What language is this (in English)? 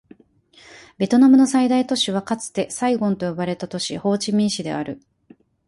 Japanese